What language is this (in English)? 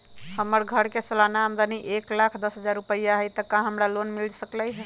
Magahi